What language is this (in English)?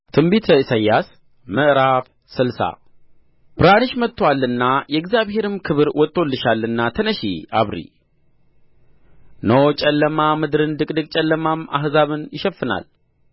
Amharic